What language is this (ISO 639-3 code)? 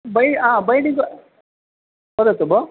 san